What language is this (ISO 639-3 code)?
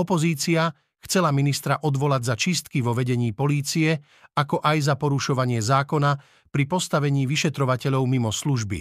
slk